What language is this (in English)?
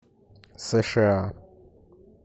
Russian